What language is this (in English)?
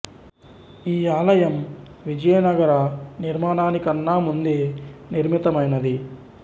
Telugu